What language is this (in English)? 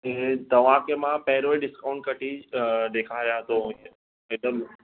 Sindhi